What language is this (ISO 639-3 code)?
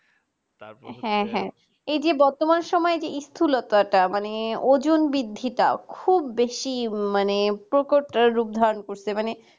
ben